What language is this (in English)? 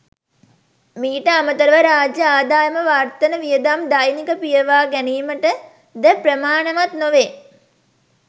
Sinhala